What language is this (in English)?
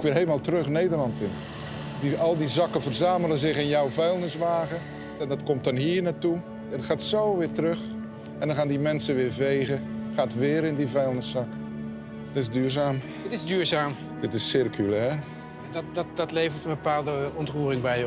Dutch